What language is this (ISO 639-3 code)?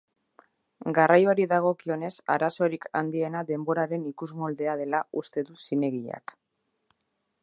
eus